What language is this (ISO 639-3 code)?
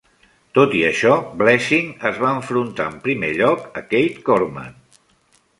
cat